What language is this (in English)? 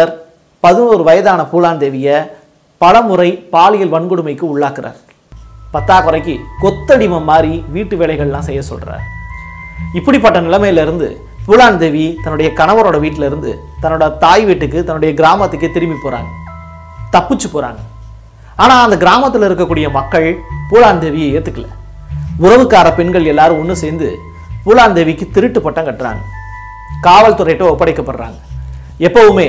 Tamil